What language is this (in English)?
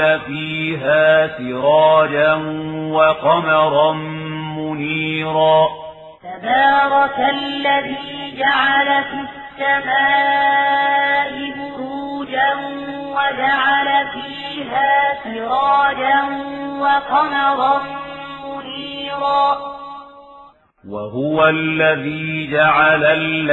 Arabic